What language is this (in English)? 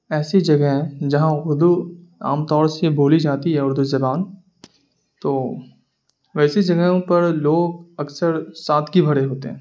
Urdu